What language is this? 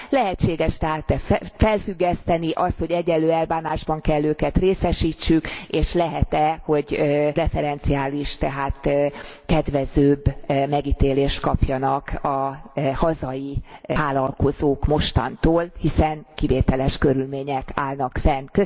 Hungarian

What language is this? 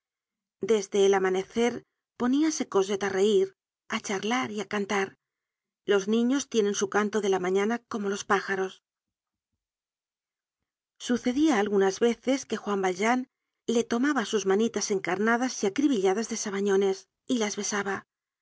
Spanish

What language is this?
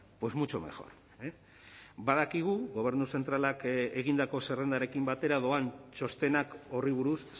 Basque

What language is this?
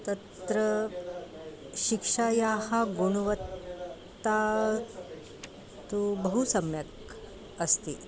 Sanskrit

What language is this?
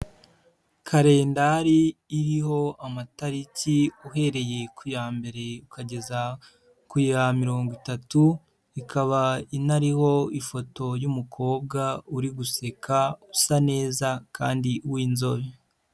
Kinyarwanda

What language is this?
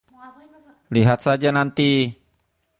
Indonesian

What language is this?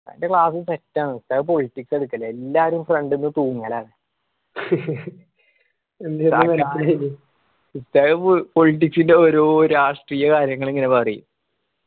Malayalam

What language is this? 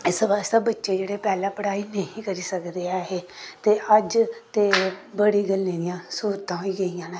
Dogri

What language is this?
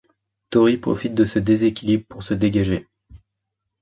French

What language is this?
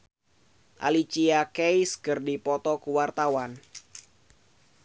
Sundanese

